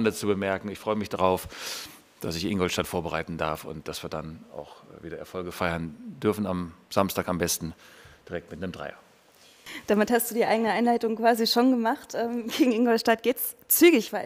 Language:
German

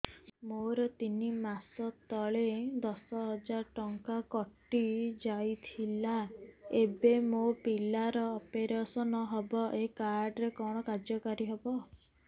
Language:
Odia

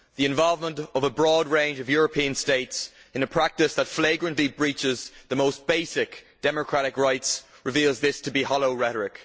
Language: English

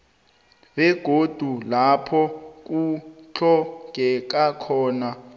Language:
South Ndebele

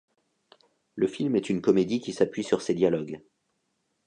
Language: French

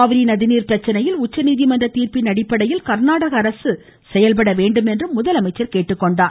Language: Tamil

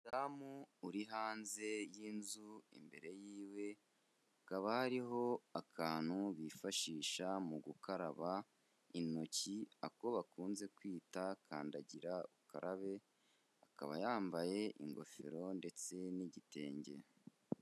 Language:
Kinyarwanda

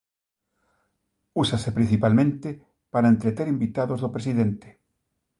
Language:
Galician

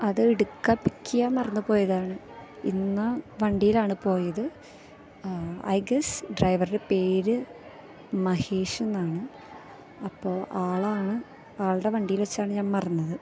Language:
Malayalam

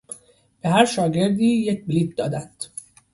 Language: Persian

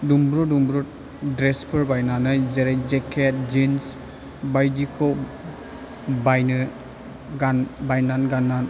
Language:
Bodo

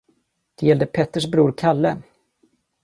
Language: Swedish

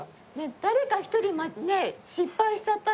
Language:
Japanese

